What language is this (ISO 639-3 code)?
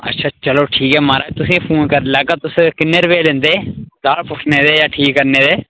doi